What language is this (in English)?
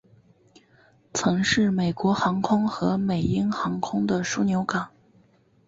Chinese